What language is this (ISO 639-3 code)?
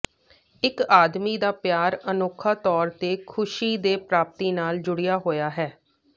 pan